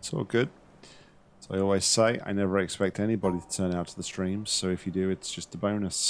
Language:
English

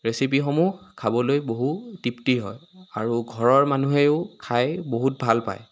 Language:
Assamese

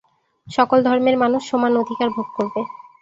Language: Bangla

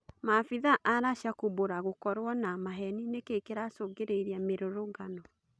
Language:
Kikuyu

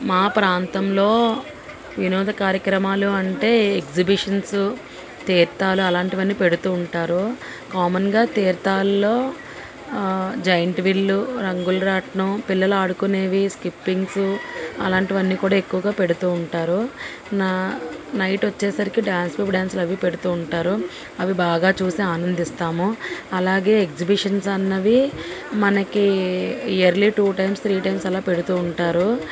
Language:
Telugu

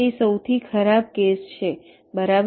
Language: Gujarati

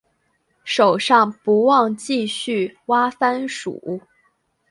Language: Chinese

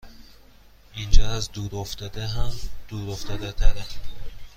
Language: Persian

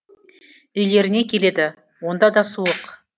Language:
Kazakh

